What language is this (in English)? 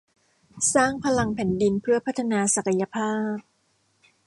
Thai